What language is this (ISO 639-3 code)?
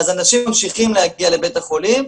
heb